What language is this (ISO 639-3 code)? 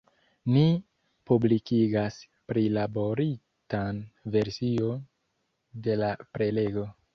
epo